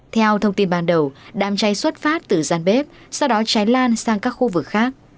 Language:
Vietnamese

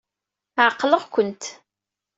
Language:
Kabyle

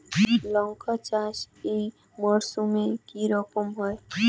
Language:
Bangla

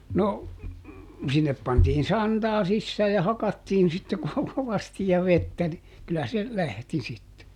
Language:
Finnish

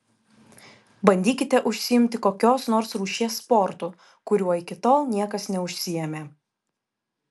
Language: Lithuanian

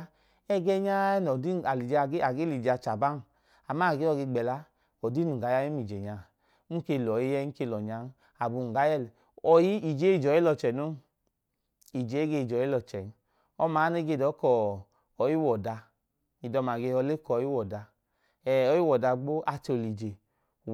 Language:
Idoma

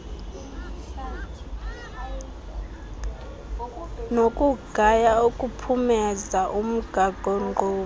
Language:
Xhosa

